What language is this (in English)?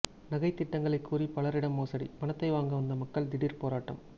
Tamil